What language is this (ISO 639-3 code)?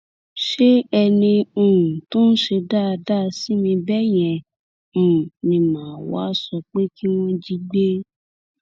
yor